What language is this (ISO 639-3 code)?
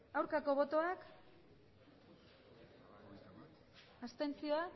eus